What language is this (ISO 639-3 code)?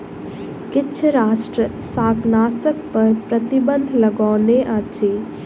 mai